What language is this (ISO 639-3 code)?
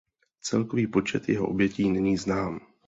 ces